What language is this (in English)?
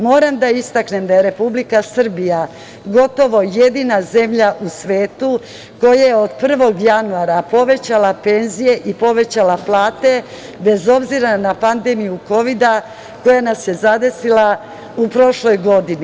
Serbian